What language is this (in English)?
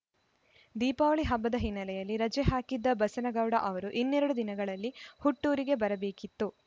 Kannada